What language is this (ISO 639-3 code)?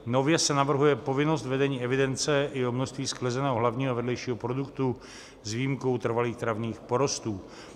ces